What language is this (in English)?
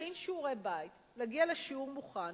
Hebrew